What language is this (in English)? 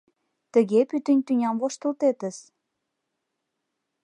Mari